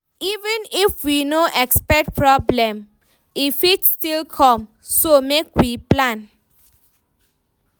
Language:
Nigerian Pidgin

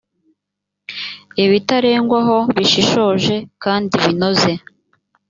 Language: Kinyarwanda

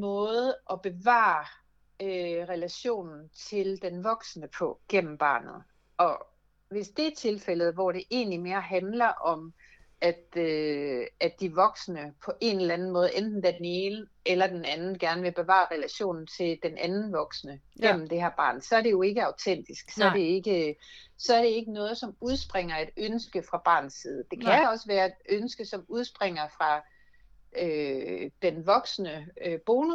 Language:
Danish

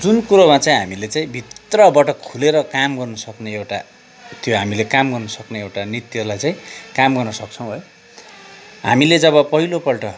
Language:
Nepali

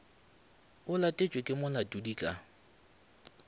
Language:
Northern Sotho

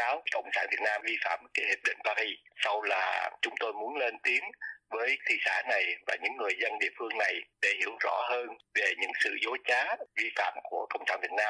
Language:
Vietnamese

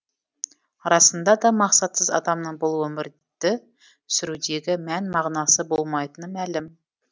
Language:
Kazakh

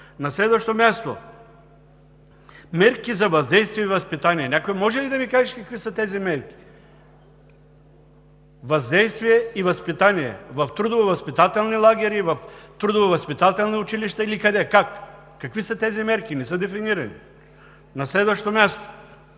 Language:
Bulgarian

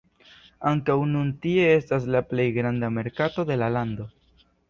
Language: Esperanto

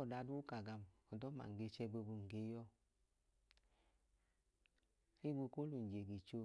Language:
Idoma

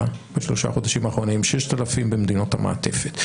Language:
Hebrew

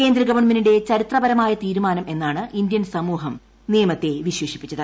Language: Malayalam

